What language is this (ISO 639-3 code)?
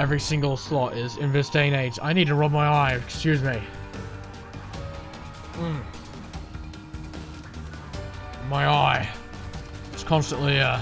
eng